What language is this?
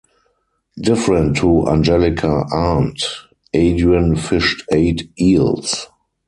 English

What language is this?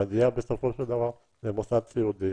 Hebrew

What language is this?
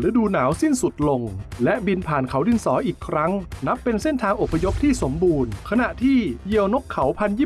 Thai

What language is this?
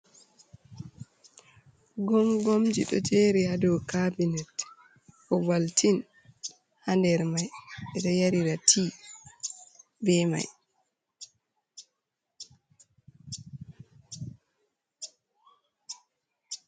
Fula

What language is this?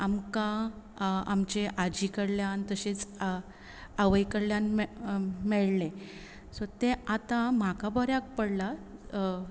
Konkani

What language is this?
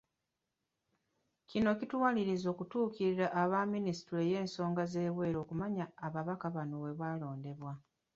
Ganda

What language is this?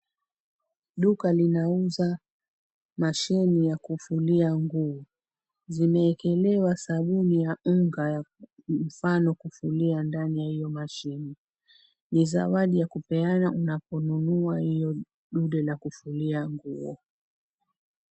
Swahili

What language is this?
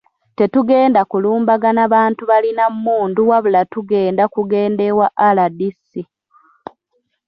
Ganda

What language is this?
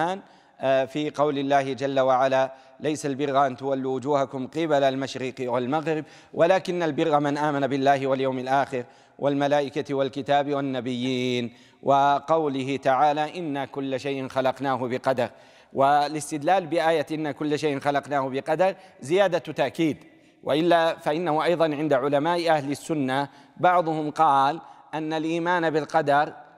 Arabic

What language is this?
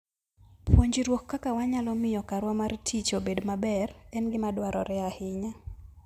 Luo (Kenya and Tanzania)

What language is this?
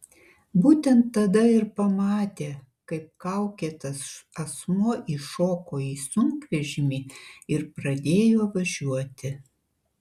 Lithuanian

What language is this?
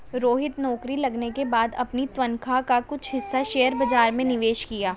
Hindi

